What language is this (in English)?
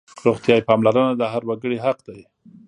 Pashto